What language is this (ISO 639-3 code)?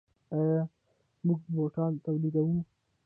pus